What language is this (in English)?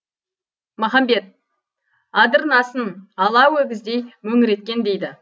Kazakh